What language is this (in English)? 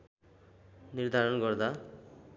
Nepali